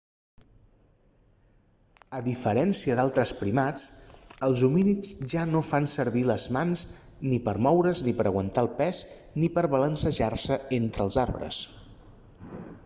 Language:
Catalan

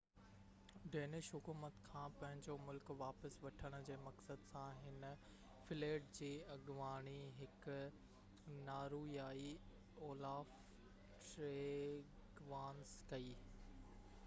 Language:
Sindhi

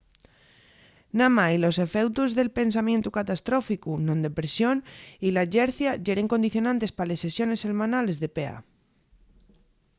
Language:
Asturian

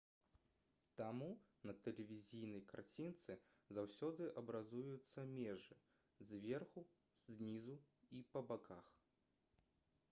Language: Belarusian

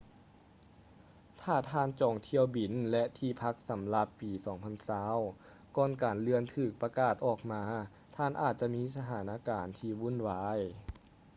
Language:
Lao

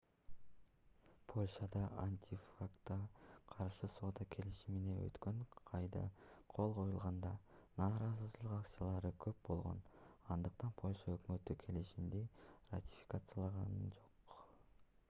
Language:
Kyrgyz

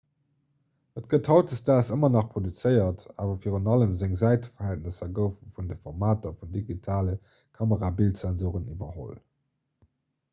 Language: Luxembourgish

